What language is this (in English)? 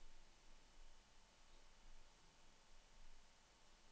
Norwegian